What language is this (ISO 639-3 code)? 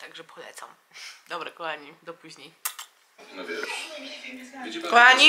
pol